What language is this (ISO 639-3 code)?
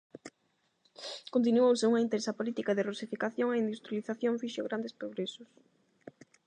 glg